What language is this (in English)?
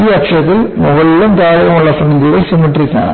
Malayalam